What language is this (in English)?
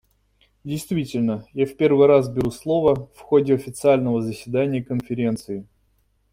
Russian